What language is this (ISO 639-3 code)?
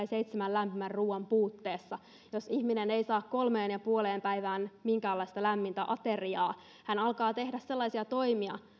fin